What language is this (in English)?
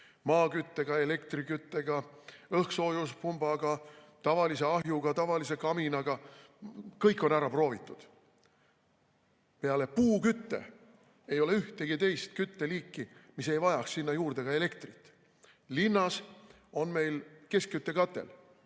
Estonian